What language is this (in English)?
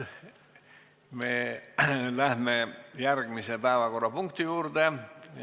Estonian